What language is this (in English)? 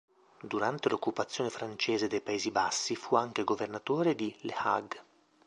Italian